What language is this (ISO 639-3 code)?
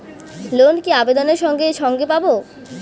ben